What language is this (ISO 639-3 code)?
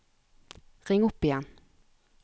nor